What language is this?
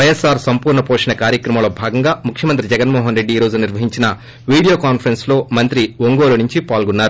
Telugu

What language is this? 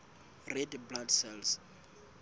Southern Sotho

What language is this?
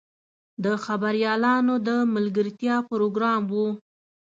Pashto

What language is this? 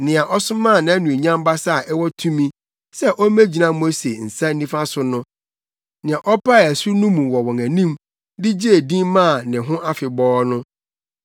Akan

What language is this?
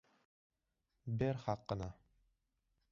Uzbek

